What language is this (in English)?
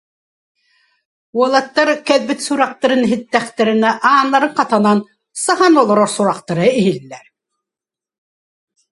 Yakut